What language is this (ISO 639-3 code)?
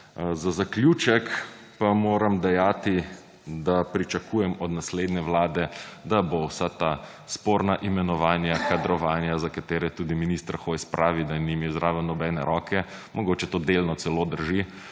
slv